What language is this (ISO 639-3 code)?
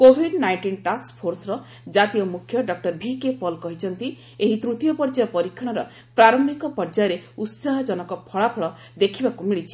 ori